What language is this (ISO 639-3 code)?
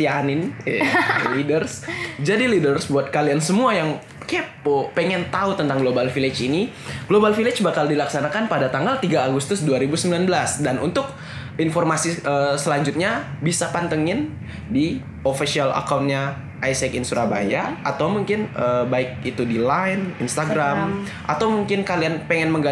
ind